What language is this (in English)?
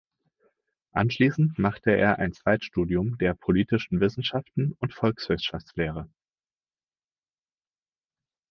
German